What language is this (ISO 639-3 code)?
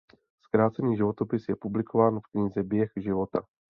ces